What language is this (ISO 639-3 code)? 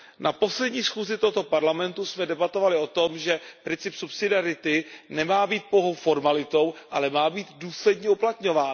ces